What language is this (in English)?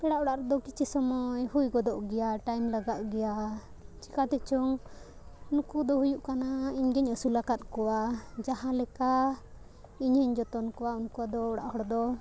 Santali